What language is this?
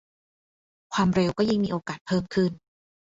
Thai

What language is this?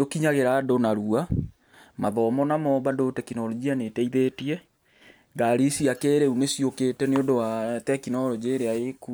Kikuyu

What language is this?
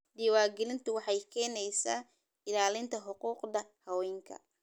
Somali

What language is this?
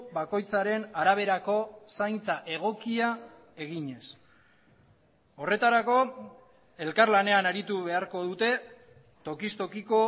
Basque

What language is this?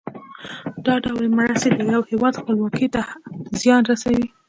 Pashto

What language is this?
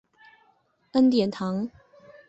Chinese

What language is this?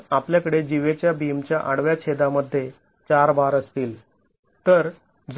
Marathi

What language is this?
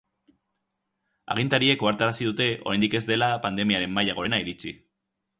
Basque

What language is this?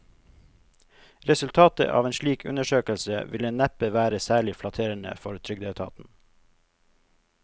Norwegian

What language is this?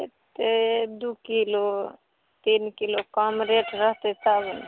Maithili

